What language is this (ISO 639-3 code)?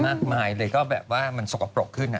tha